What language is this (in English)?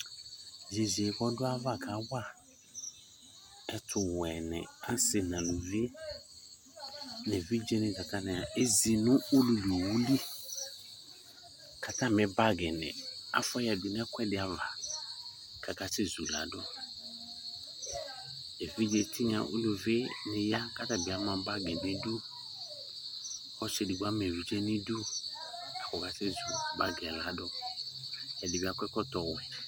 Ikposo